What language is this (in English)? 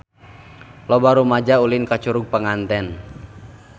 Sundanese